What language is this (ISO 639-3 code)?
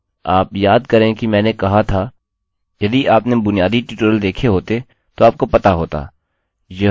hin